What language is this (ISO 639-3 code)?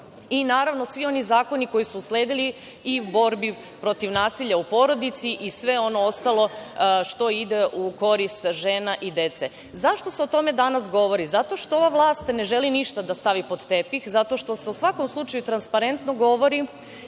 srp